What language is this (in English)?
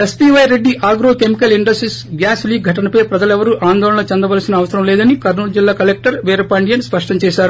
Telugu